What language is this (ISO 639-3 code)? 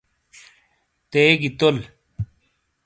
scl